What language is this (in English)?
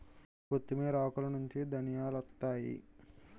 Telugu